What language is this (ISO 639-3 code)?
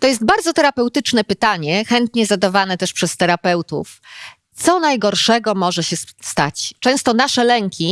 pol